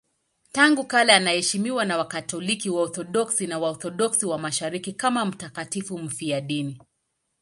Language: Swahili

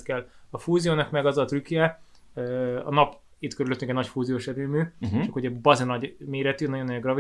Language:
Hungarian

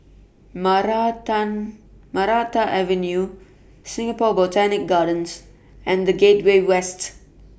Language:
English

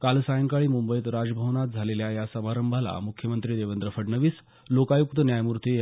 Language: Marathi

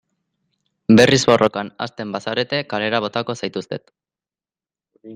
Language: Basque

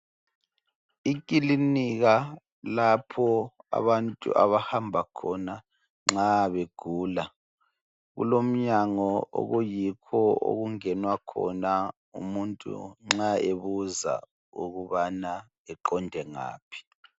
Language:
North Ndebele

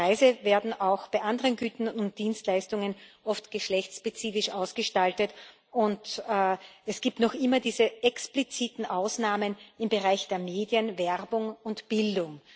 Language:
German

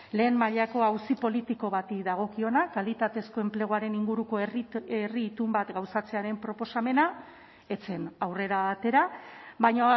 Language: Basque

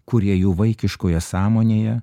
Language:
Lithuanian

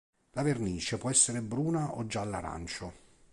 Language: Italian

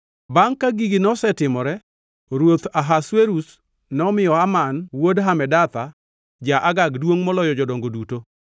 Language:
Luo (Kenya and Tanzania)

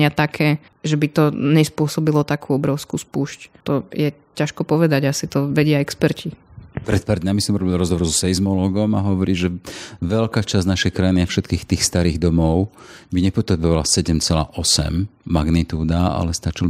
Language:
Slovak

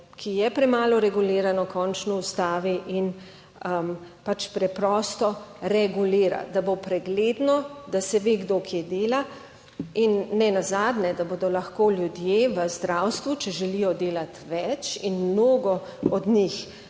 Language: Slovenian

